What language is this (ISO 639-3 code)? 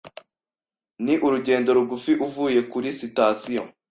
kin